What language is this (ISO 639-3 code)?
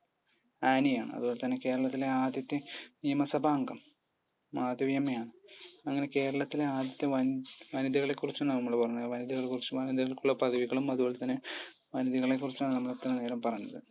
mal